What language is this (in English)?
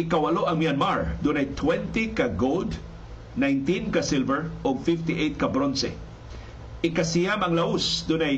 Filipino